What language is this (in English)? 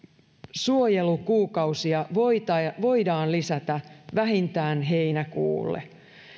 Finnish